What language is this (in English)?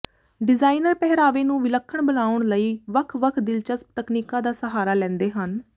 Punjabi